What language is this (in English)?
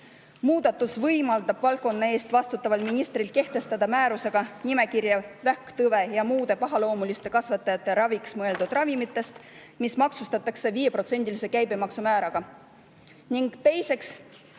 Estonian